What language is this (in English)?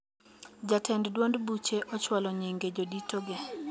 Luo (Kenya and Tanzania)